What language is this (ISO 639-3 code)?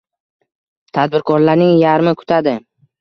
uzb